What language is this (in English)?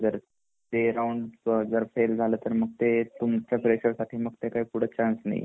Marathi